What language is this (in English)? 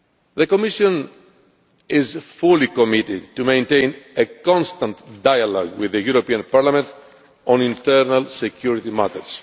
English